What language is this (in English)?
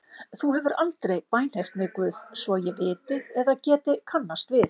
Icelandic